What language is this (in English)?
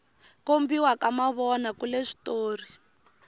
Tsonga